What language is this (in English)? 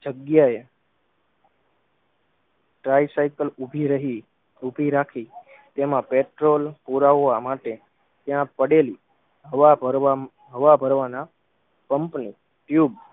Gujarati